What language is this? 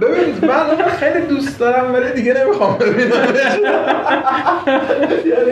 Persian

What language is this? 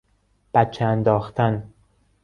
Persian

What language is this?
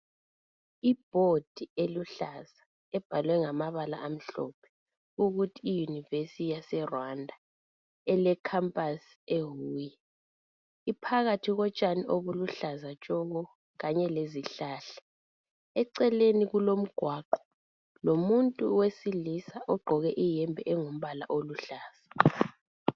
North Ndebele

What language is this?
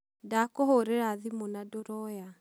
Kikuyu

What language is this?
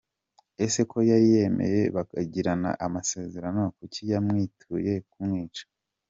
Kinyarwanda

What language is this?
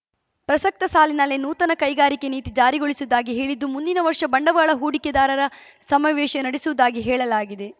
Kannada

